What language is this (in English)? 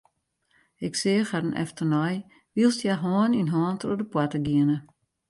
Western Frisian